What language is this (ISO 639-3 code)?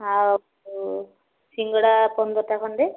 ori